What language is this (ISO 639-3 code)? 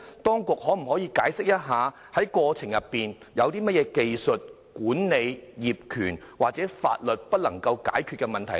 yue